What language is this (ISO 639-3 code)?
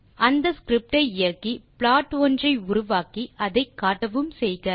tam